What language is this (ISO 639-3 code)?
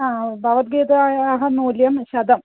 san